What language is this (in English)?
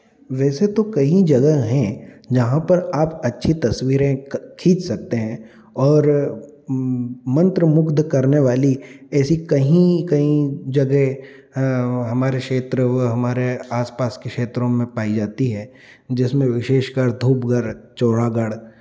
Hindi